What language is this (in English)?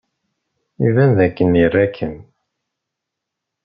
Kabyle